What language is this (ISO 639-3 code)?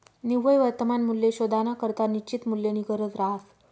mar